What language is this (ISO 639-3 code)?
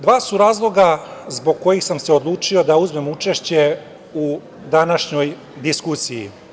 srp